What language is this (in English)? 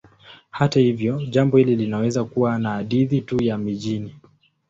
Swahili